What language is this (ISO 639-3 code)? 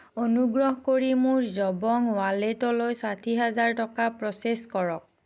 asm